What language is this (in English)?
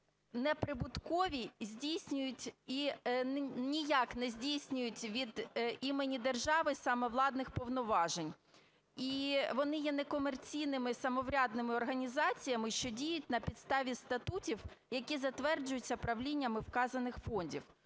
Ukrainian